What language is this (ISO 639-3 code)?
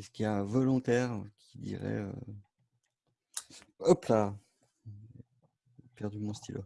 fra